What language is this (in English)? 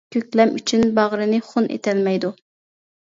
Uyghur